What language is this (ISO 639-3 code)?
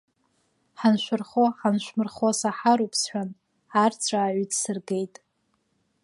abk